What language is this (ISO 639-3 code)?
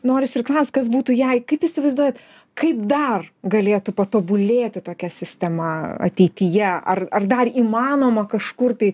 lit